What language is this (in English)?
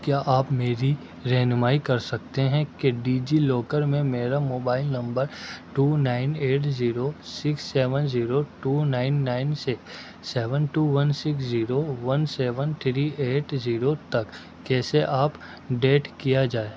Urdu